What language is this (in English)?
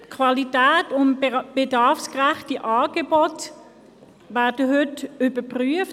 Swiss German